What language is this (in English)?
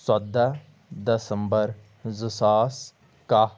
Kashmiri